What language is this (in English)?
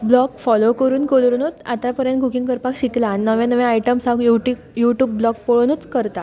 Konkani